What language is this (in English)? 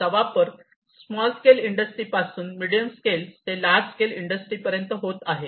Marathi